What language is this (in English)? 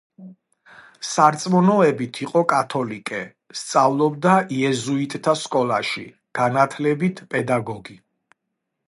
Georgian